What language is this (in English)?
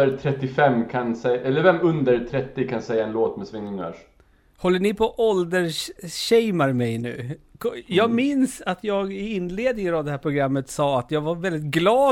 Swedish